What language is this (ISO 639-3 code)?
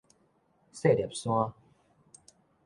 nan